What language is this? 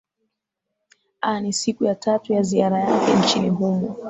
Swahili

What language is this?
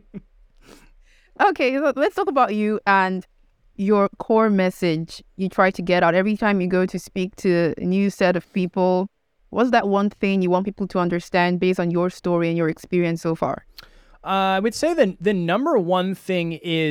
English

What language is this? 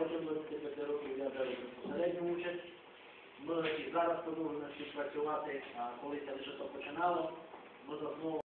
Ukrainian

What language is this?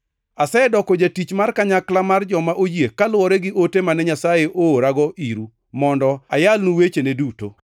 Luo (Kenya and Tanzania)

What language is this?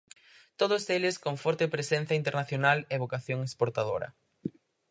Galician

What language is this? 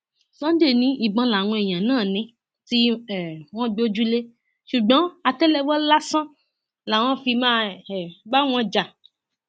Yoruba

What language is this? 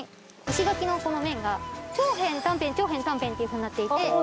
Japanese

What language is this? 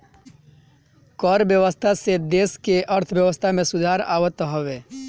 Bhojpuri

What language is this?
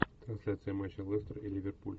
Russian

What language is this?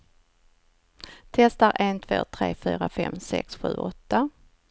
Swedish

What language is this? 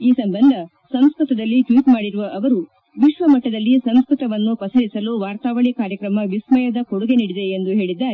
Kannada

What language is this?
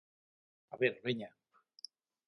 Galician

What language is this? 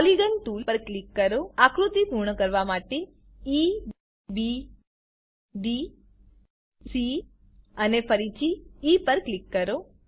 Gujarati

